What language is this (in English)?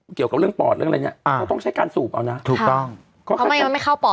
Thai